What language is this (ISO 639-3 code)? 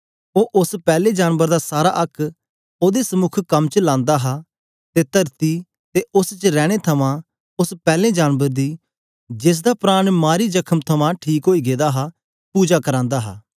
doi